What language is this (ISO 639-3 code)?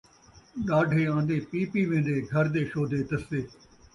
skr